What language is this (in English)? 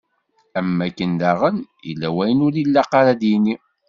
Kabyle